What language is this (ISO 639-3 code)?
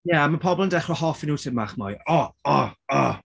cym